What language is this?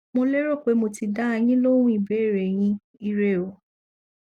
Yoruba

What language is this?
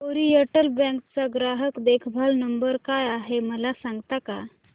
Marathi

